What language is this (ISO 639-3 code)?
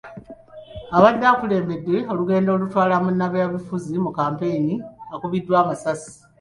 lug